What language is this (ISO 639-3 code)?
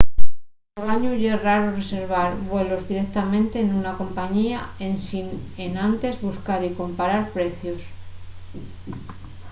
ast